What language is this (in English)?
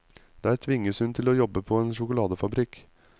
Norwegian